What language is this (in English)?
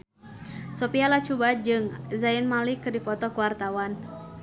Sundanese